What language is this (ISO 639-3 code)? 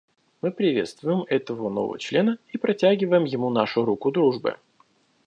rus